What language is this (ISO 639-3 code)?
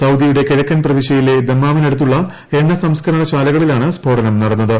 mal